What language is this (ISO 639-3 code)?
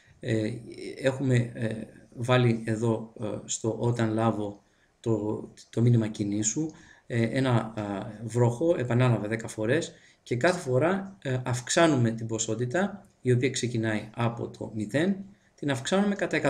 ell